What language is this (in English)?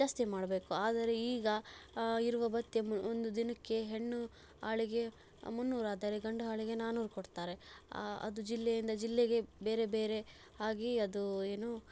Kannada